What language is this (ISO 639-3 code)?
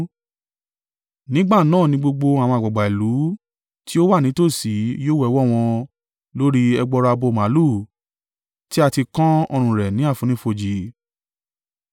yor